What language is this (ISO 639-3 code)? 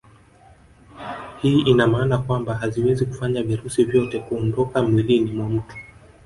swa